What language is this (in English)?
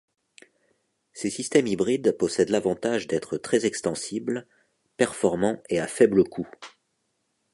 French